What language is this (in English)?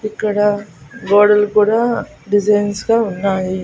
Telugu